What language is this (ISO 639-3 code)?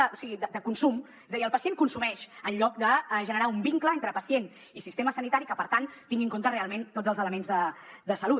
cat